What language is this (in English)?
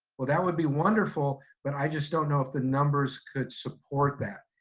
English